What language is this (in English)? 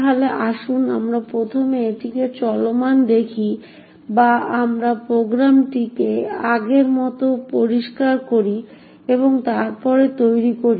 Bangla